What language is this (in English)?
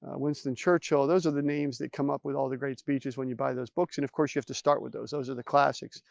English